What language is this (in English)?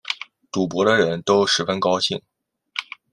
Chinese